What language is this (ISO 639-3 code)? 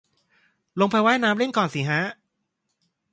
tha